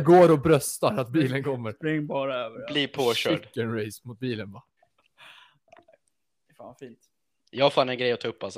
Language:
Swedish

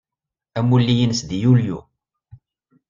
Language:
Kabyle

